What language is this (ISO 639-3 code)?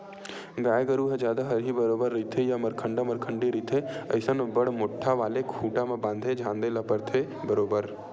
hne